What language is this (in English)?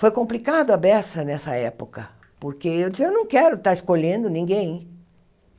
Portuguese